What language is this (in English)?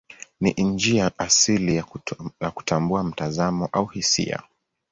Swahili